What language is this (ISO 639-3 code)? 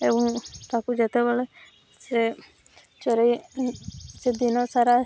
ori